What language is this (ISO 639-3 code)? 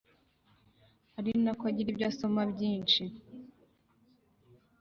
kin